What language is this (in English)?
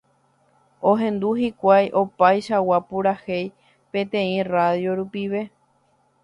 Guarani